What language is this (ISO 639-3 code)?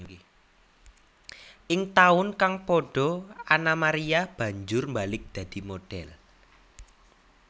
jav